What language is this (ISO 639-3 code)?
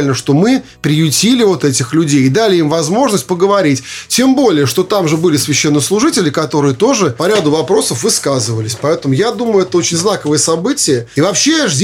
rus